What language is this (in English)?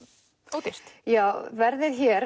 Icelandic